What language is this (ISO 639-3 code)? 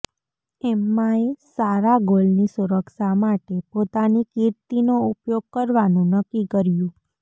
guj